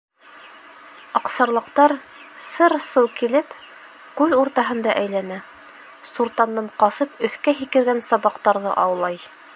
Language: Bashkir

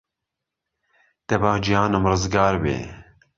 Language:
Central Kurdish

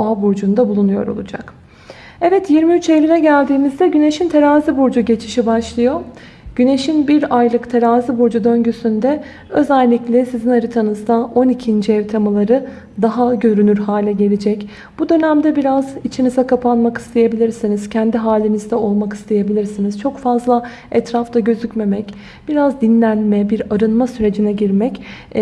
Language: Turkish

